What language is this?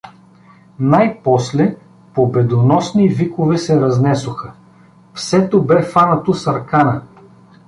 Bulgarian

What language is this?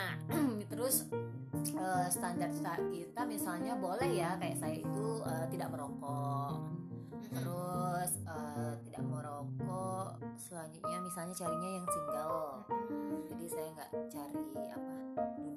Indonesian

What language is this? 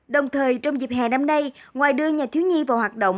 Vietnamese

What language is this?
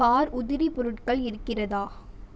Tamil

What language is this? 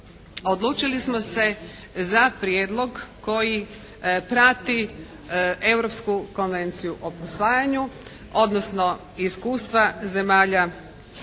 Croatian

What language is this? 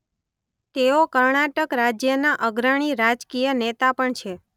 Gujarati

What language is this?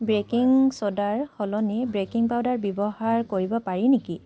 Assamese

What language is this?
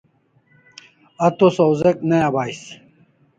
Kalasha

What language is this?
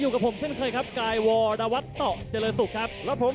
Thai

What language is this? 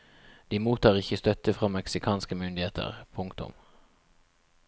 Norwegian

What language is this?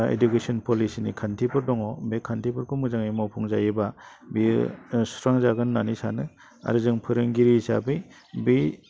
Bodo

